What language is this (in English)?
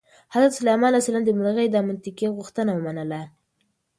Pashto